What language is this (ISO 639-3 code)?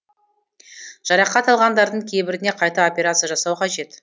kaz